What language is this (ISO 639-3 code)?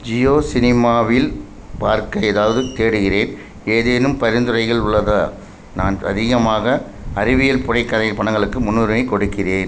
tam